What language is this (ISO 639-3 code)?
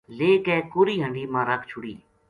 gju